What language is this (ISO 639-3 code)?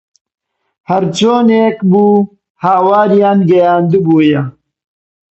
ckb